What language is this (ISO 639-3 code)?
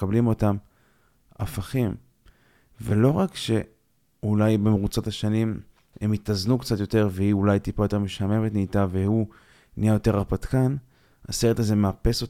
heb